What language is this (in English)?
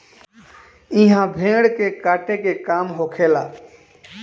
Bhojpuri